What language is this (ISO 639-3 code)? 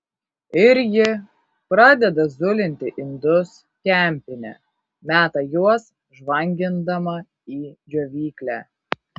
lit